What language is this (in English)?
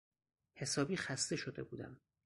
Persian